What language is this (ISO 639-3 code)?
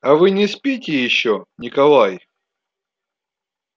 rus